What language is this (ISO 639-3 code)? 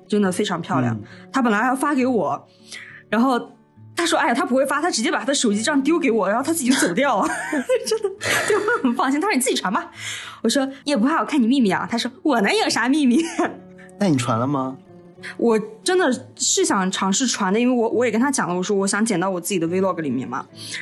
zho